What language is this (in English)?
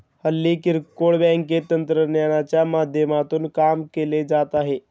Marathi